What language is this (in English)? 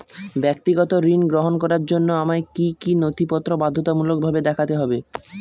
Bangla